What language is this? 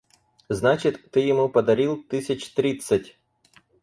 Russian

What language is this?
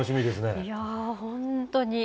Japanese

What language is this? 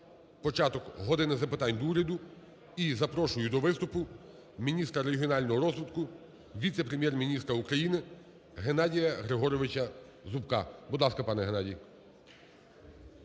Ukrainian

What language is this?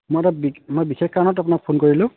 Assamese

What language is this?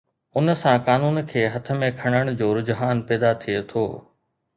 Sindhi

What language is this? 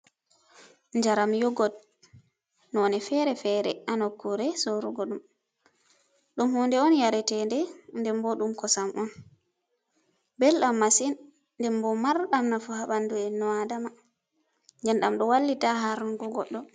Fula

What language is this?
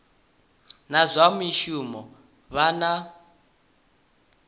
Venda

